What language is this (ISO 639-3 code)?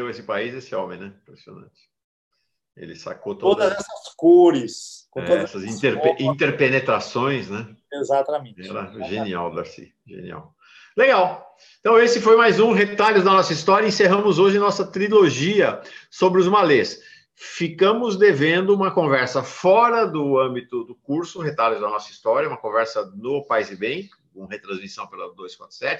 por